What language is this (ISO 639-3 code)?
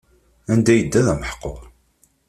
kab